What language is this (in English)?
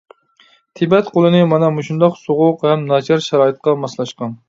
Uyghur